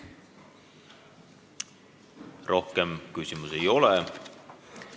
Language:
Estonian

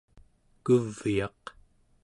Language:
Central Yupik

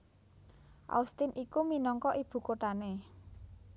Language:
Javanese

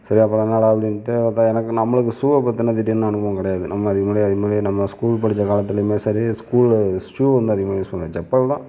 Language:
Tamil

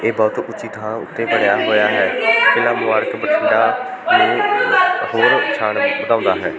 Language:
Punjabi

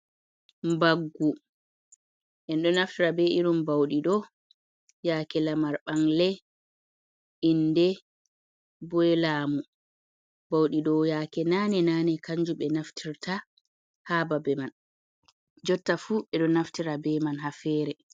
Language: Fula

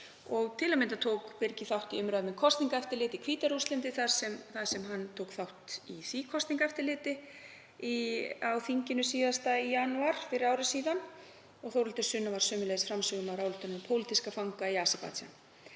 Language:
Icelandic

